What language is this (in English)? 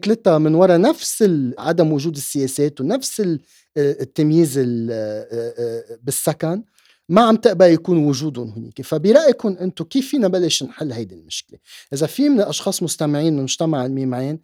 Arabic